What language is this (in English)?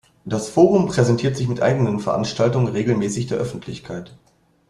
German